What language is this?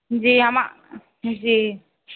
Maithili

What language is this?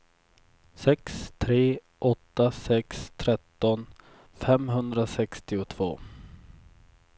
Swedish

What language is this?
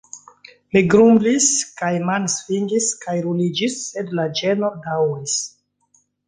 Esperanto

